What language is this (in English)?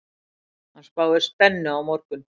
Icelandic